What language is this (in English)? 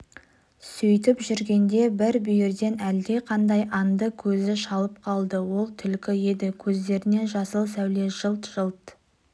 Kazakh